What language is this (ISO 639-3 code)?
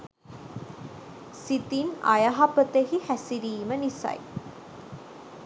sin